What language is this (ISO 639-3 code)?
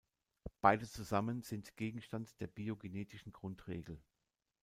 deu